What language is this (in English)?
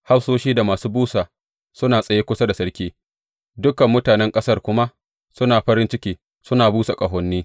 Hausa